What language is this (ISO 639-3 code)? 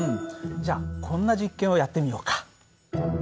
jpn